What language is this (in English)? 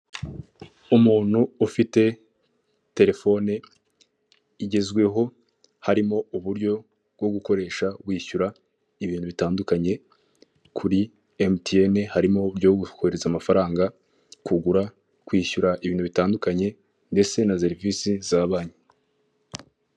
Kinyarwanda